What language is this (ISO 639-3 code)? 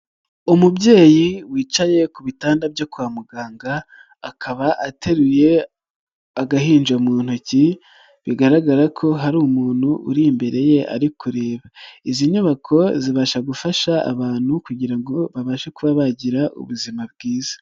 kin